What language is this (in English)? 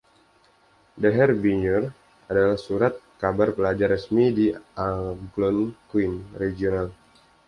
Indonesian